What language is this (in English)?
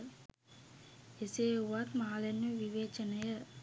Sinhala